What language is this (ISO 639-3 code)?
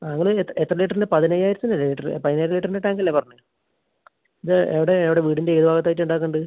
mal